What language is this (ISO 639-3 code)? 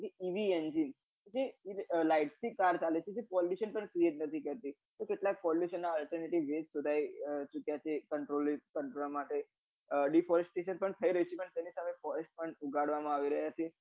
guj